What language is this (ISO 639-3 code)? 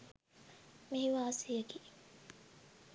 sin